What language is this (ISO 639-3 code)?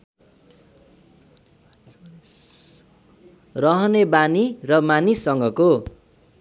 nep